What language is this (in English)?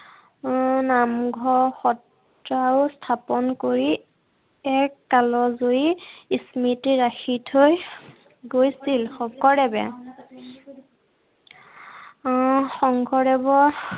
Assamese